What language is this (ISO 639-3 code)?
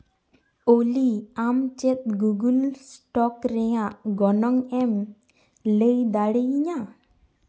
sat